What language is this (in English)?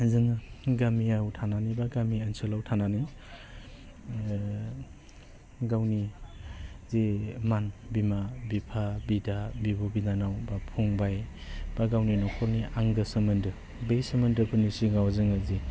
Bodo